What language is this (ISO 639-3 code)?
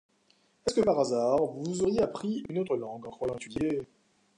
fra